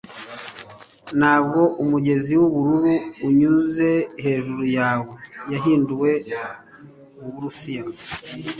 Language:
Kinyarwanda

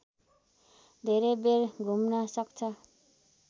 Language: Nepali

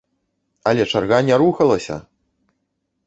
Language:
Belarusian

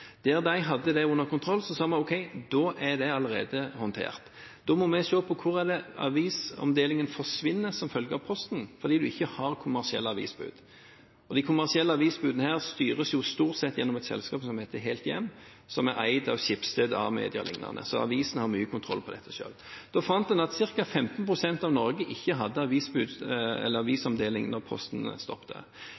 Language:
Norwegian Bokmål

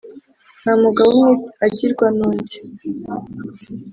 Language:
Kinyarwanda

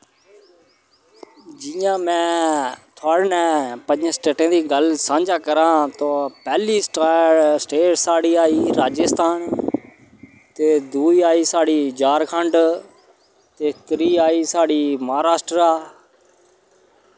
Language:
Dogri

